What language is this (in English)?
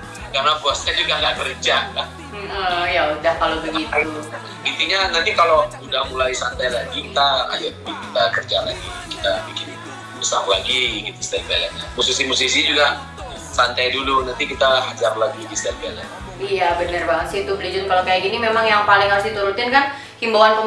Indonesian